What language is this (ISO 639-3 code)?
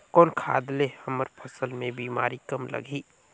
hne